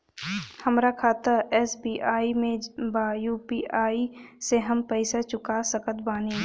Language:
Bhojpuri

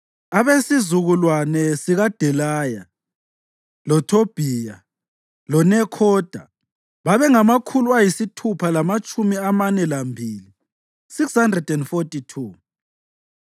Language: North Ndebele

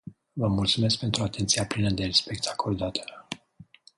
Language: Romanian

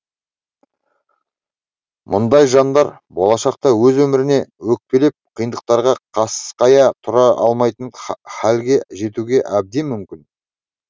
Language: Kazakh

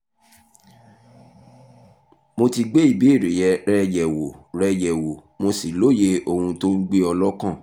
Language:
Yoruba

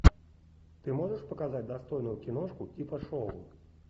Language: Russian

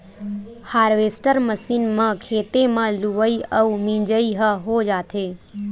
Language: Chhattisgarhi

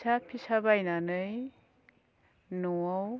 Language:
Bodo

